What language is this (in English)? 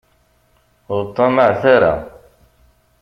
Kabyle